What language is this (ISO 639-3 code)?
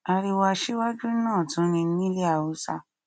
yor